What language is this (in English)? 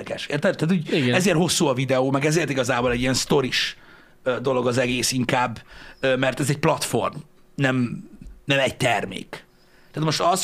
Hungarian